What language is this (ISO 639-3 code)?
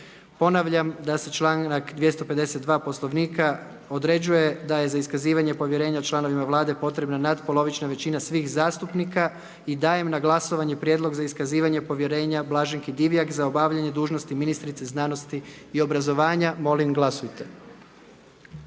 hrv